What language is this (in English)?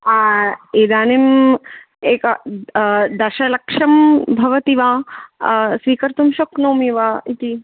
Sanskrit